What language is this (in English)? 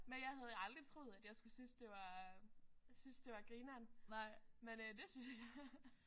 Danish